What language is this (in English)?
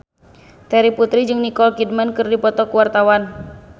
Sundanese